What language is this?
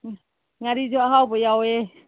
Manipuri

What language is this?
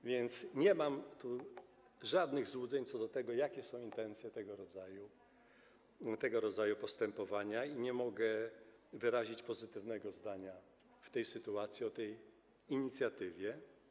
Polish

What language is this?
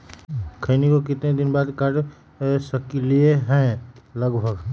Magahi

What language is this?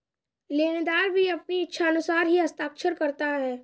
Hindi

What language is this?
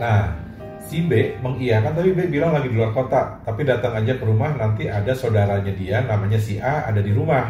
Indonesian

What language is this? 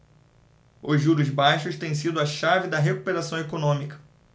Portuguese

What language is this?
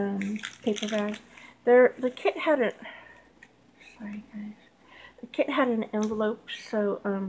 English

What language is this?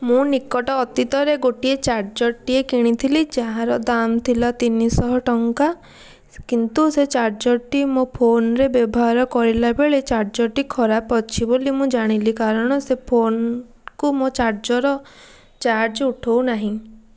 Odia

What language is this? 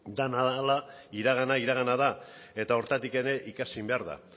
Basque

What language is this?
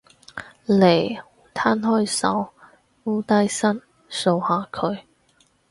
Cantonese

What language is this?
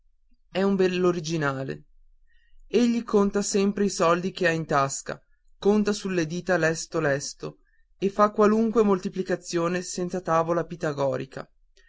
Italian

